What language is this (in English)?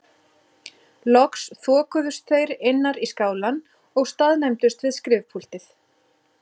Icelandic